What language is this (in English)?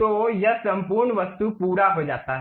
Hindi